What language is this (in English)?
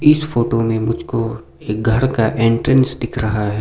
Hindi